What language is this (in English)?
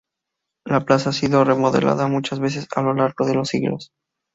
Spanish